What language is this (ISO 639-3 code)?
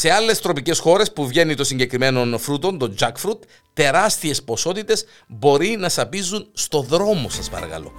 ell